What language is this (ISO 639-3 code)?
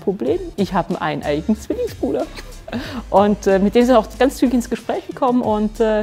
deu